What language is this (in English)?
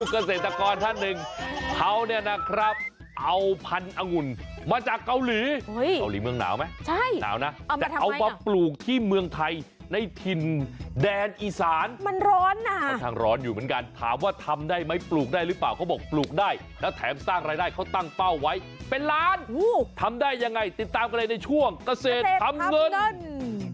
Thai